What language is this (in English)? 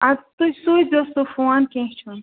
Kashmiri